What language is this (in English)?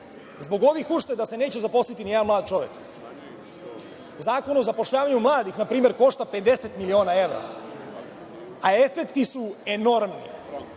Serbian